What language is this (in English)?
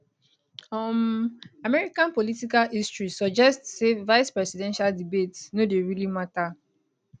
Nigerian Pidgin